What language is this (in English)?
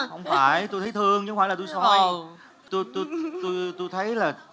Vietnamese